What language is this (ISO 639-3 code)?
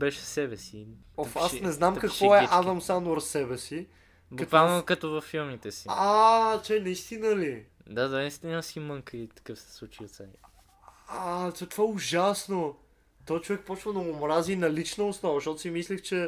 bul